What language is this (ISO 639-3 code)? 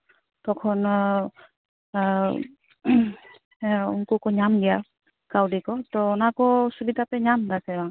sat